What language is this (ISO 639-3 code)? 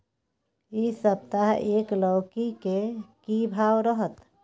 mai